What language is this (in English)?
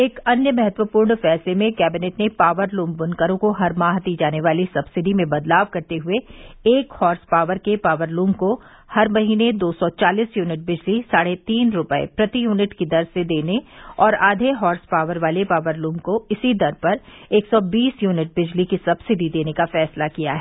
Hindi